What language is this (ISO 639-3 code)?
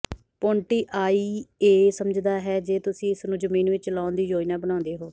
pan